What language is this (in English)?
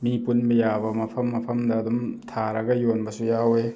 Manipuri